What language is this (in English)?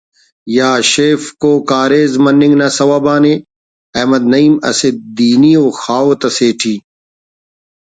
Brahui